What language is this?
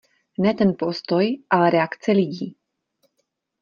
Czech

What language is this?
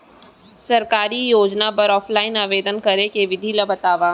Chhattisgarhi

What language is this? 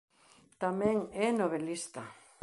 Galician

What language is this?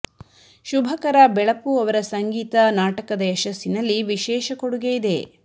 Kannada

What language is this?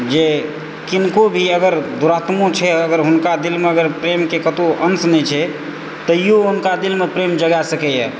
Maithili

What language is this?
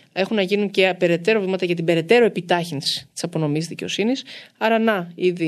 Greek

